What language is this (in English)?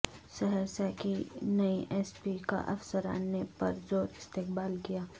Urdu